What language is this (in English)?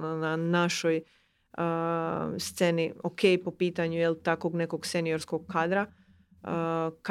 Croatian